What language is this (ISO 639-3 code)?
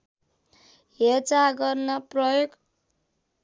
nep